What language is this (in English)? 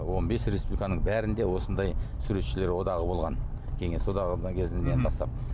Kazakh